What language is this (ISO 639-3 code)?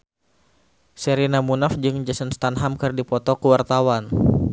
sun